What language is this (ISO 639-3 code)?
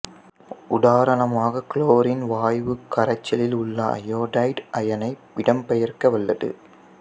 tam